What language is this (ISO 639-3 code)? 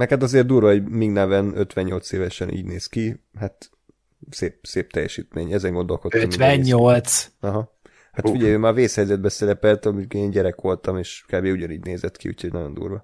hun